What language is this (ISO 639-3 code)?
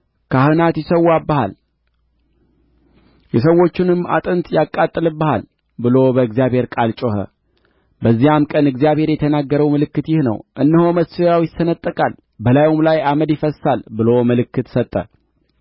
amh